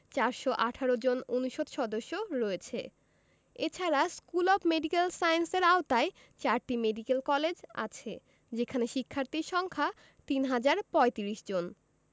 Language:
Bangla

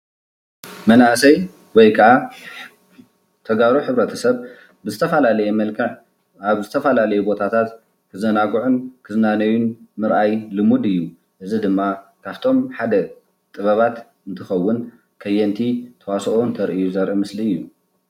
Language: Tigrinya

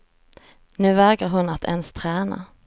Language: Swedish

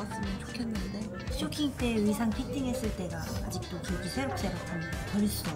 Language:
Korean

